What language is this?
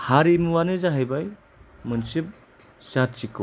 Bodo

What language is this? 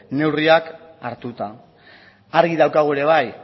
Basque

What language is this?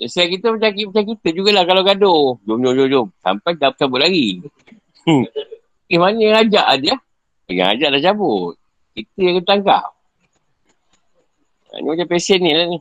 Malay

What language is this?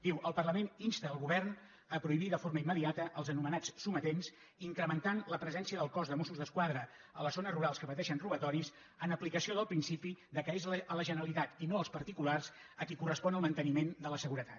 Catalan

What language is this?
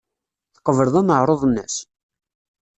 Kabyle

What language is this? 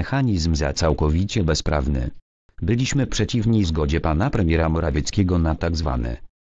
Polish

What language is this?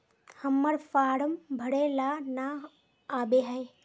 Magahi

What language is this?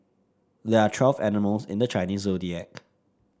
English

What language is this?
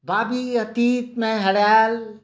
Maithili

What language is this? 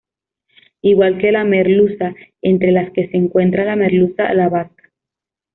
Spanish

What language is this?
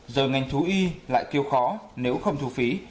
Vietnamese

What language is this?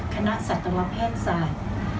Thai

